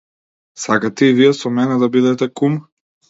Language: Macedonian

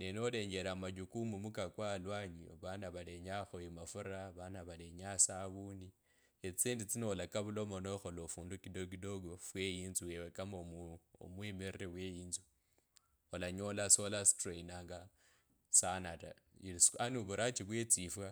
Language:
Kabras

